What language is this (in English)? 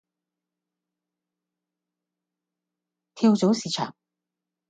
Cantonese